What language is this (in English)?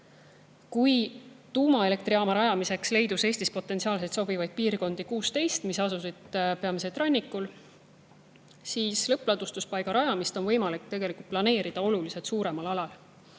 Estonian